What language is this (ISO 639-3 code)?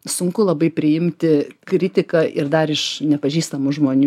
lit